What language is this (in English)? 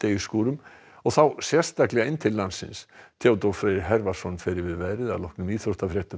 Icelandic